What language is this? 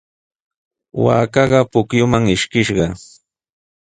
Sihuas Ancash Quechua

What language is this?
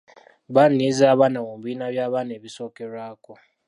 Ganda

